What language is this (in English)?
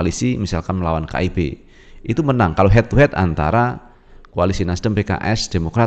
Indonesian